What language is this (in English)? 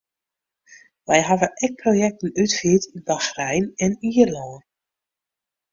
Western Frisian